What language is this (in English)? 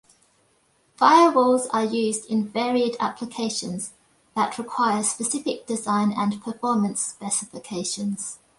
English